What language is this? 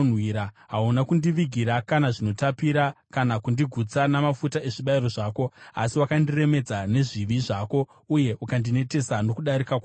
Shona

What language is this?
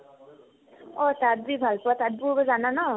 Assamese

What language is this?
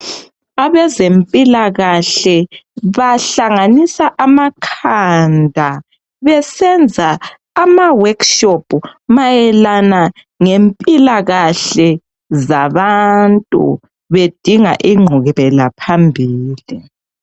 North Ndebele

